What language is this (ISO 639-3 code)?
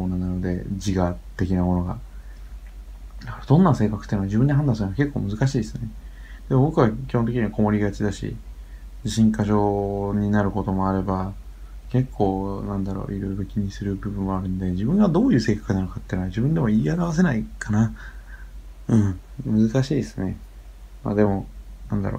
jpn